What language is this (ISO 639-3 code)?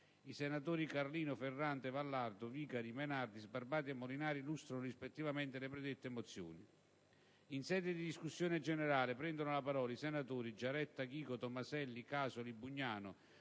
ita